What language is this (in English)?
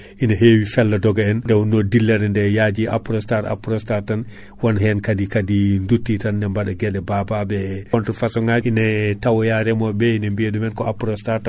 Fula